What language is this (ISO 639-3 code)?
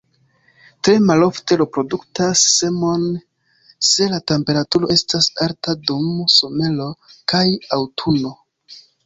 epo